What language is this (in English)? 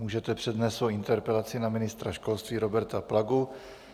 Czech